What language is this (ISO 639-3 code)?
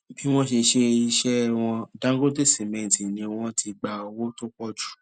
yor